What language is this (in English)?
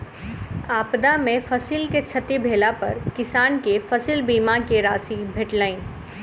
Maithili